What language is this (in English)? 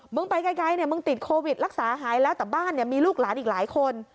Thai